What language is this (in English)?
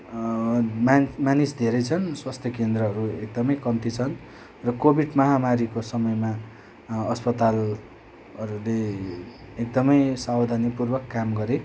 Nepali